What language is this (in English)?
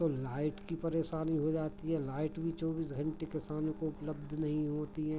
Hindi